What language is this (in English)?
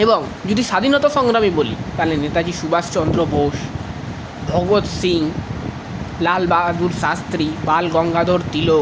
Bangla